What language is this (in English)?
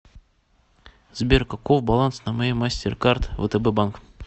Russian